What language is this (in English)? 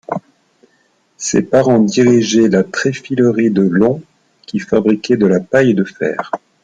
French